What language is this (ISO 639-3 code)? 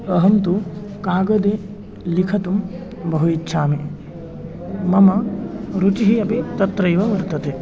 san